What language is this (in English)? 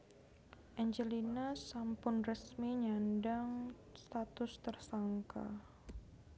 Javanese